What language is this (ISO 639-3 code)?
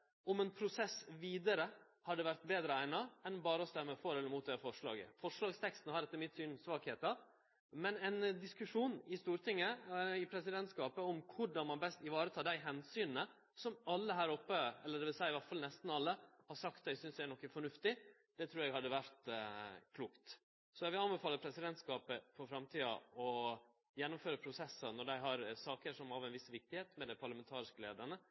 nno